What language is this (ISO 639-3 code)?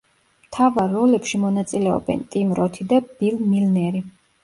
kat